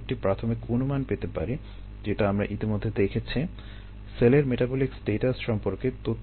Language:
Bangla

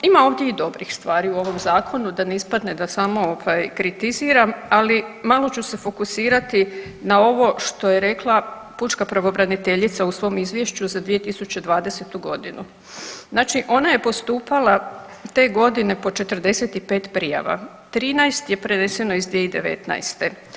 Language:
Croatian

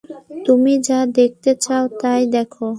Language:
Bangla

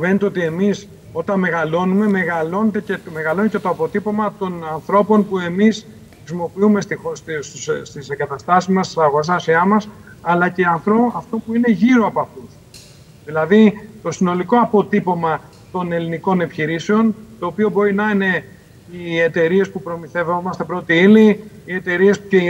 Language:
Greek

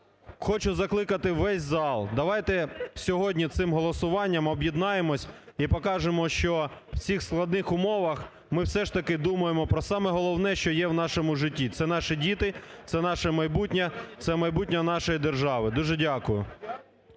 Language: Ukrainian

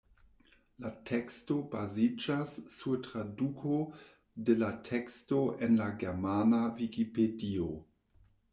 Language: Esperanto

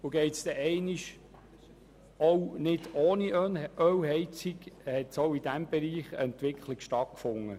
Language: Swiss German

